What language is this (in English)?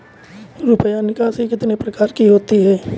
Hindi